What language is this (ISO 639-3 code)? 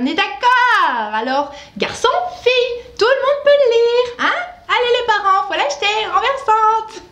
fra